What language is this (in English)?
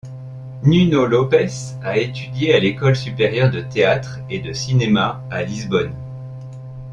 French